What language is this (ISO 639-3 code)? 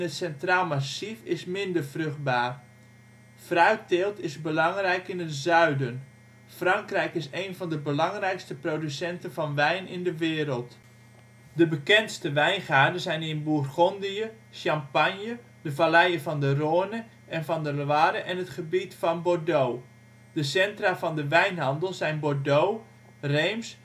nld